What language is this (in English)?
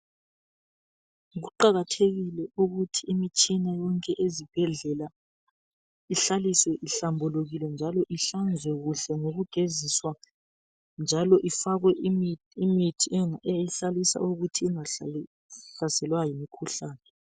North Ndebele